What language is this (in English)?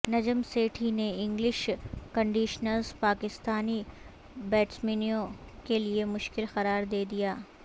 Urdu